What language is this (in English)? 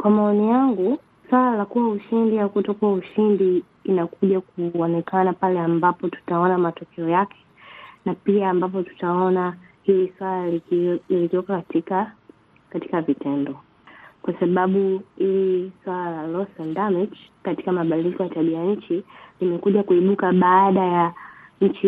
Swahili